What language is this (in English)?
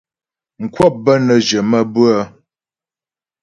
Ghomala